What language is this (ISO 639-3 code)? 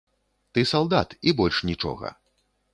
bel